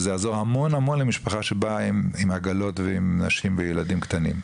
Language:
Hebrew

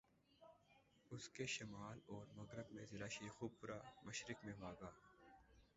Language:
Urdu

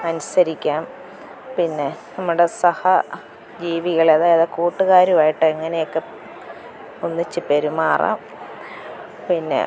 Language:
Malayalam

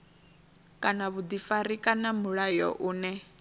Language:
Venda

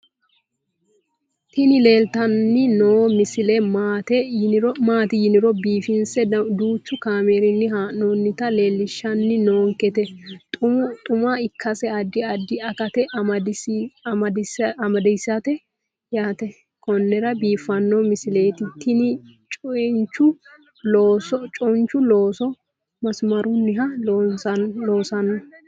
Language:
Sidamo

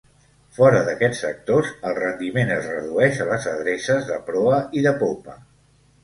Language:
Catalan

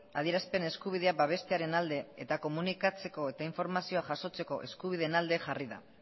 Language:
Basque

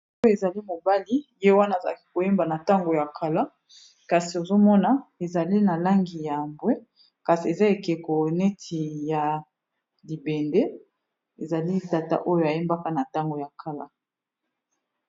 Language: Lingala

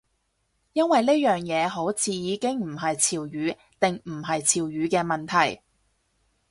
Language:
Cantonese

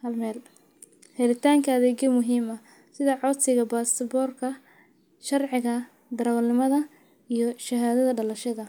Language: Somali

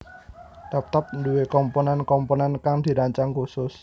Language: Javanese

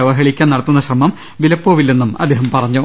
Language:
Malayalam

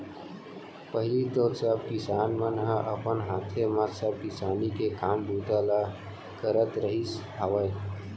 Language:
Chhattisgarhi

